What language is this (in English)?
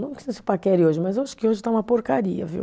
Portuguese